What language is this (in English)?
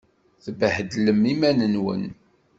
Kabyle